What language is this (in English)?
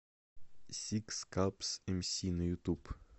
Russian